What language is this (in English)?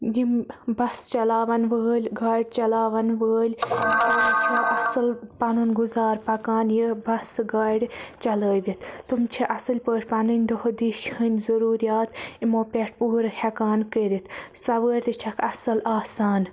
Kashmiri